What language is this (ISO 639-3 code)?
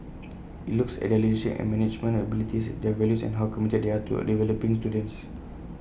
eng